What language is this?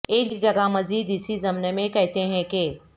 Urdu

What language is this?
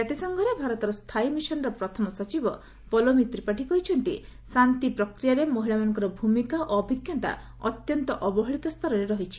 Odia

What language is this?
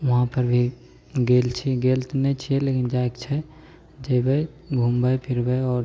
Maithili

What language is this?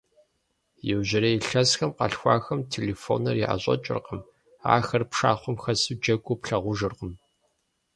Kabardian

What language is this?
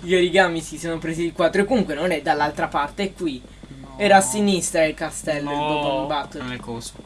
Italian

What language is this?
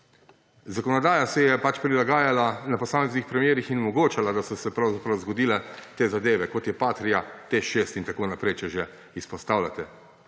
Slovenian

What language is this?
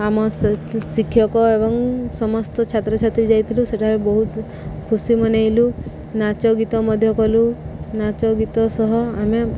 Odia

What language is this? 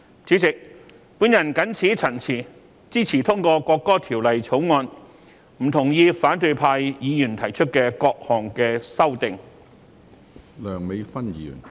Cantonese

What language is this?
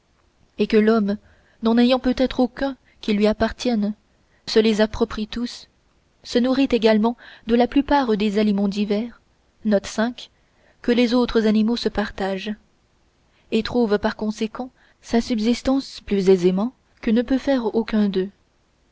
French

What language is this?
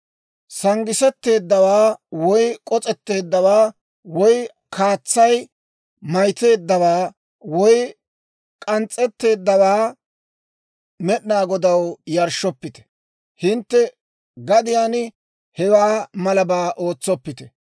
Dawro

